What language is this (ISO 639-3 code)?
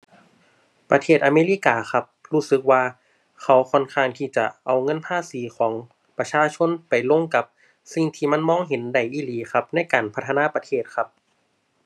tha